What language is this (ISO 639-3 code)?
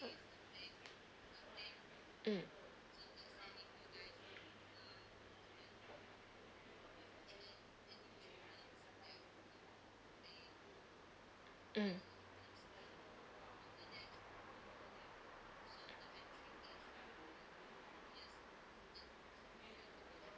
eng